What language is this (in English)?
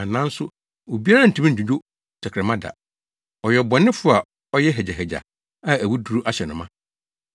Akan